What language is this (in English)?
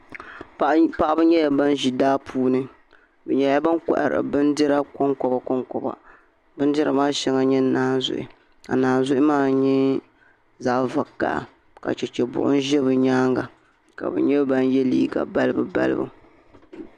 Dagbani